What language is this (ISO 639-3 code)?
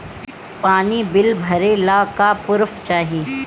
bho